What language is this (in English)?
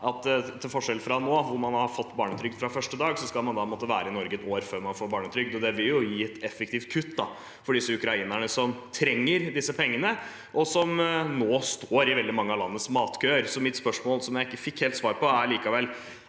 Norwegian